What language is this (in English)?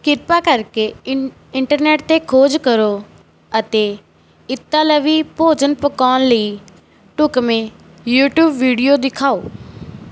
Punjabi